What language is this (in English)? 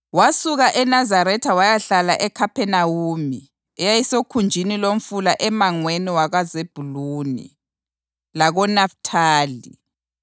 North Ndebele